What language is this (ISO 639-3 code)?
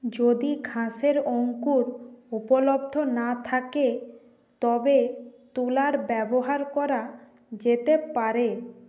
ben